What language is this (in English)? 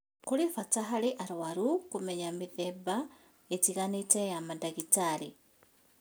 Kikuyu